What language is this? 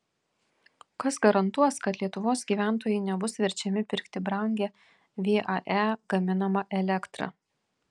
Lithuanian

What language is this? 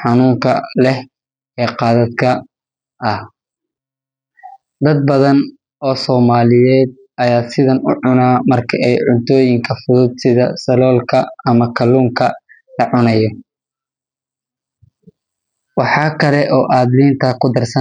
Somali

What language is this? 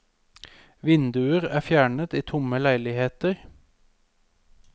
Norwegian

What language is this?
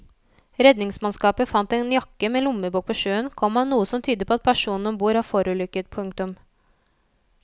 Norwegian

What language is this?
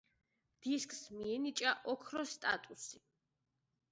Georgian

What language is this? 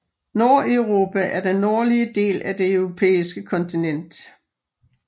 Danish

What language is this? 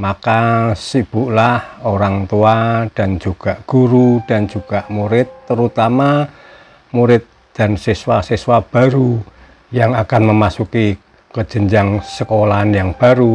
Indonesian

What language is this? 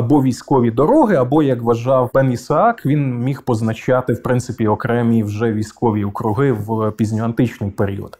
Ukrainian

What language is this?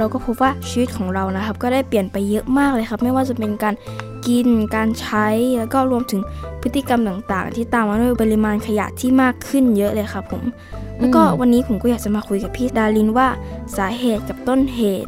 Thai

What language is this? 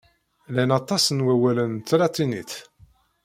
Kabyle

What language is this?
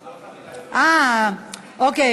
Hebrew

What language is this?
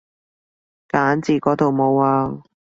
Cantonese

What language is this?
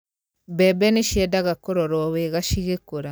Kikuyu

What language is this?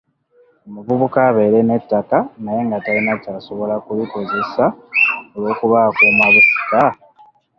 Ganda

